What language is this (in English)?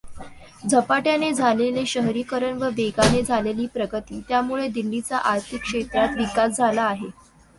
Marathi